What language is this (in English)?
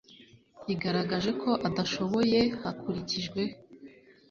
Kinyarwanda